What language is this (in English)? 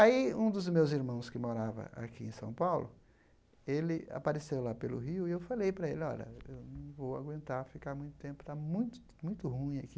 Portuguese